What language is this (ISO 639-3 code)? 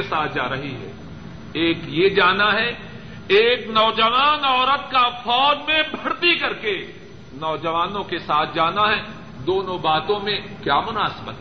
urd